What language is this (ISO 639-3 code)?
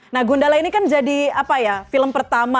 ind